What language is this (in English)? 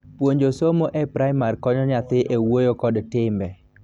Luo (Kenya and Tanzania)